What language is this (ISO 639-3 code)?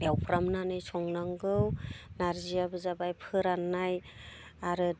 brx